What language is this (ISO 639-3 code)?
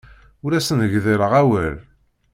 kab